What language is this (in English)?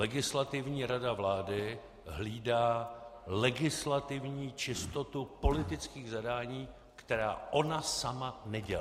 Czech